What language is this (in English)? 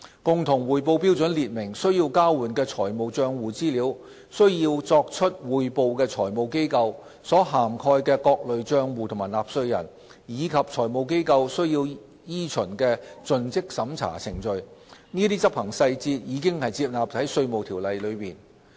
Cantonese